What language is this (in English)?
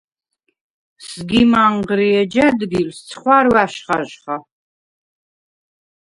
Svan